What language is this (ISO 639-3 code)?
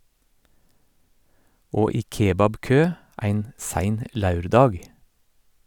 nor